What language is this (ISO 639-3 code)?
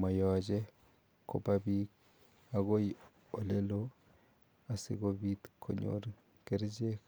kln